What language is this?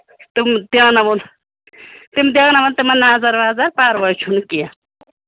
Kashmiri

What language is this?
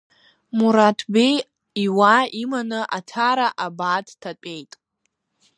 Abkhazian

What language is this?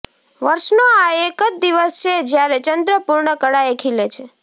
Gujarati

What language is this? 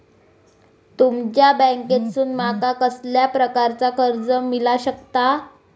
Marathi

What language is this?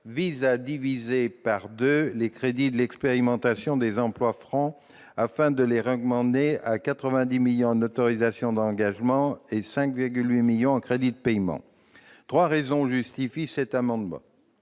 French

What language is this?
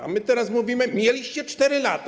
Polish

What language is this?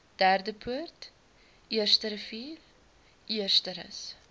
Afrikaans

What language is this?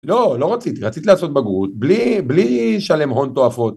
Hebrew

